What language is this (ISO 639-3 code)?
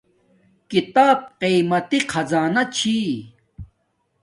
dmk